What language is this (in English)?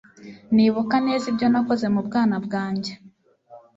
Kinyarwanda